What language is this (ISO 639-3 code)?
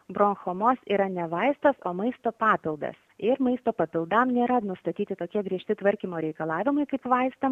lit